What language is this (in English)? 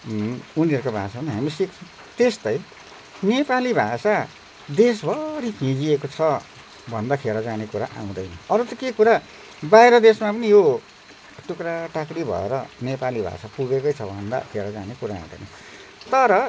Nepali